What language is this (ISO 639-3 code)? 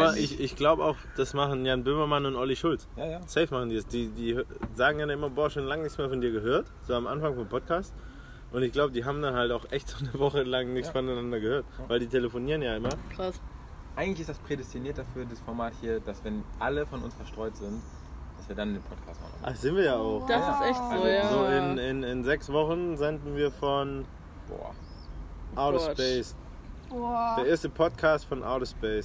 deu